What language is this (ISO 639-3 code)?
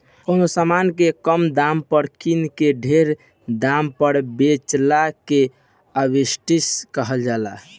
bho